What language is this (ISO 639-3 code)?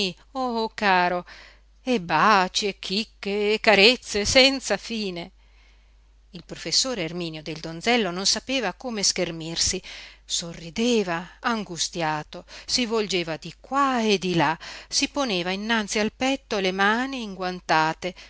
ita